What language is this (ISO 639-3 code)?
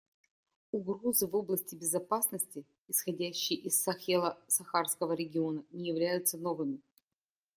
rus